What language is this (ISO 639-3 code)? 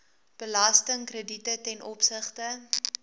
afr